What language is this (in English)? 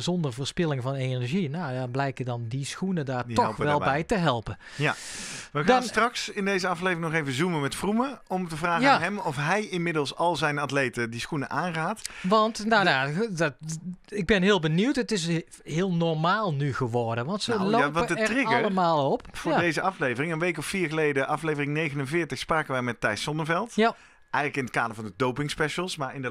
Dutch